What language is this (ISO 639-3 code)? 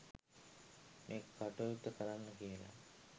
sin